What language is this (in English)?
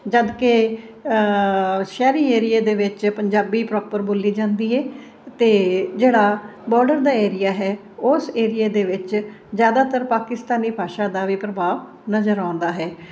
Punjabi